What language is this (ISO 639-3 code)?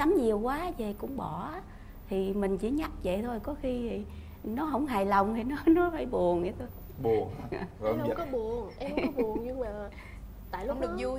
vie